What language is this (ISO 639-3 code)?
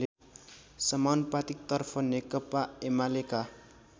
nep